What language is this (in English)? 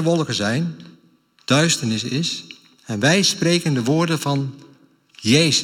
Dutch